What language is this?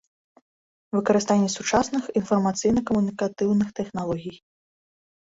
Belarusian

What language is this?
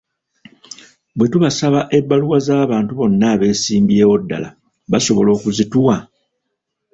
Ganda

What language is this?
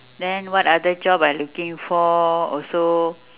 English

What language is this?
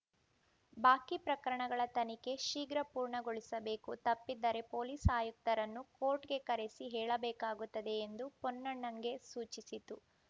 Kannada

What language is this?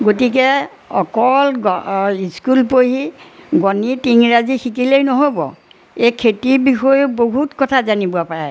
Assamese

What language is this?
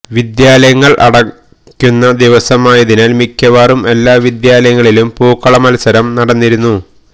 Malayalam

